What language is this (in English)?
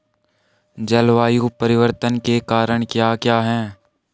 Hindi